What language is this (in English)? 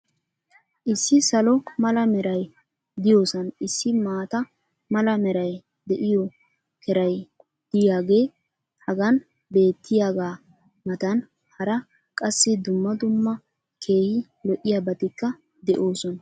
Wolaytta